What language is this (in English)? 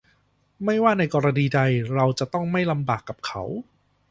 Thai